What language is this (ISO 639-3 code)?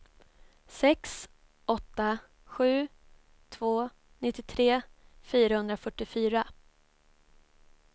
swe